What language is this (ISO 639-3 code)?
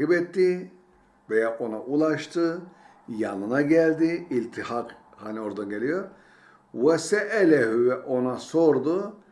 tur